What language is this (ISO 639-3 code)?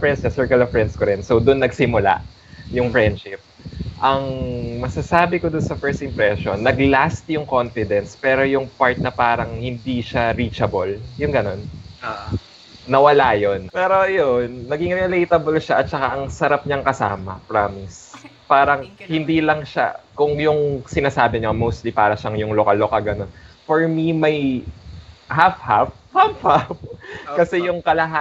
fil